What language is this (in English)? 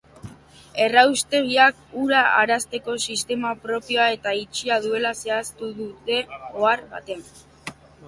Basque